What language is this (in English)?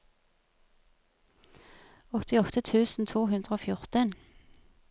Norwegian